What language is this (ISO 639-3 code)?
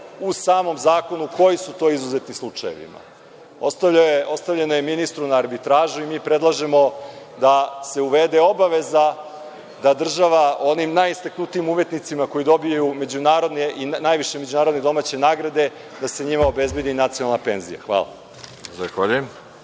srp